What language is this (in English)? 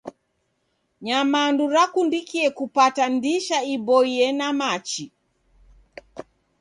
Taita